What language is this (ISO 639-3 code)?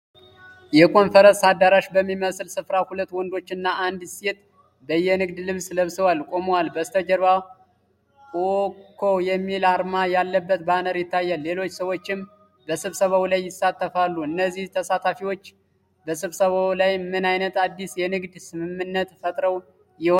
amh